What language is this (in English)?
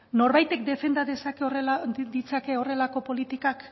Basque